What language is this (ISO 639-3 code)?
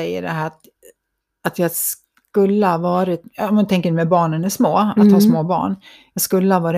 swe